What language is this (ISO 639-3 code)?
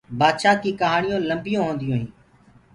ggg